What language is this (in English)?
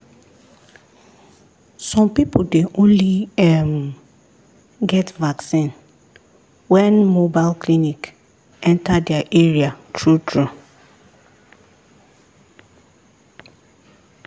Nigerian Pidgin